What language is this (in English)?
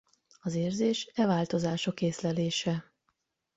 Hungarian